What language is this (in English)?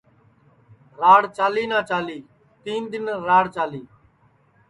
Sansi